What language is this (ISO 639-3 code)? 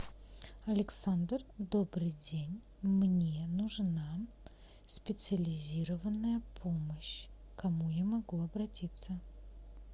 rus